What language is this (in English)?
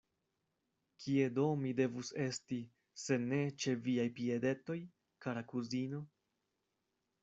Esperanto